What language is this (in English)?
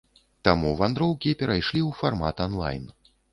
Belarusian